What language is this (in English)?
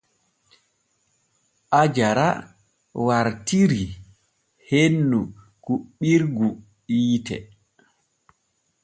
Borgu Fulfulde